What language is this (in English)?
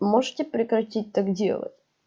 Russian